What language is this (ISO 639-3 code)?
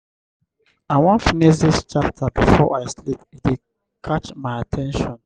pcm